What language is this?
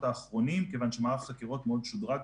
Hebrew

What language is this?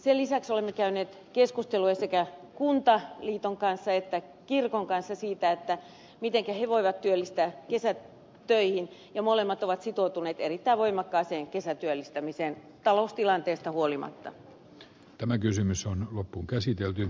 Finnish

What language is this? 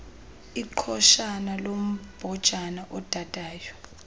Xhosa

